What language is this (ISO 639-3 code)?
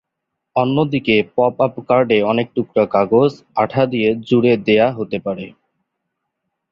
ben